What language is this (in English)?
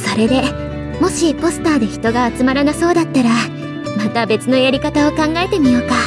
Japanese